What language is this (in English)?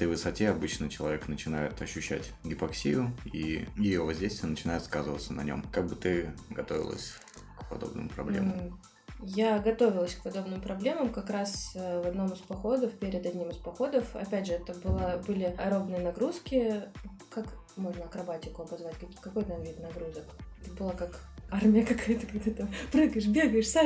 Russian